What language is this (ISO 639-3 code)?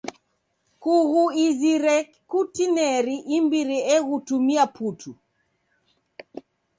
dav